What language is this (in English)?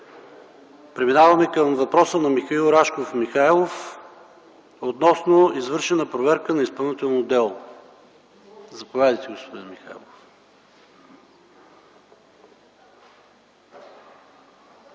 Bulgarian